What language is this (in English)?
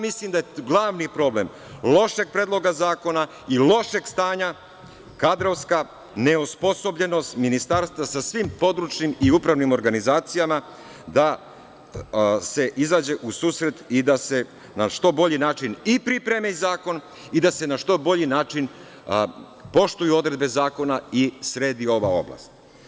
Serbian